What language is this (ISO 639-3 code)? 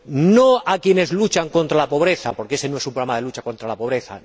spa